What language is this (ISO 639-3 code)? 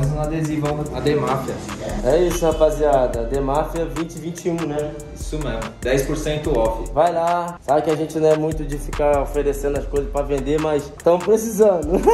por